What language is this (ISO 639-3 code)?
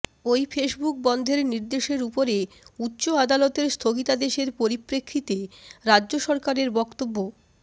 ben